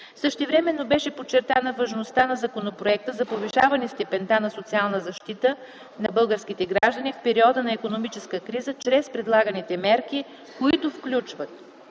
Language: Bulgarian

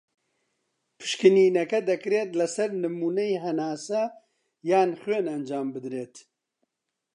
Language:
Central Kurdish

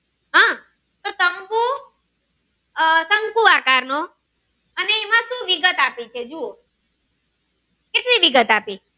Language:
Gujarati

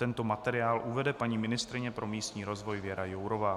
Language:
Czech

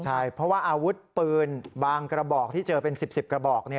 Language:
Thai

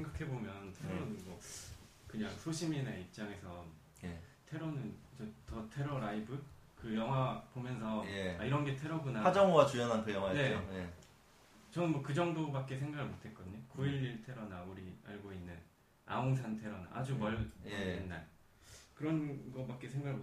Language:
Korean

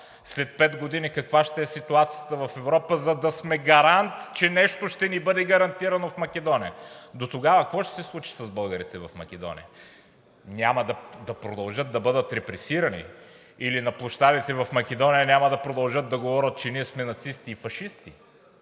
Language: Bulgarian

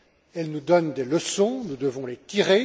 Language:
French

